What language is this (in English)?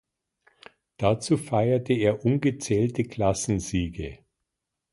German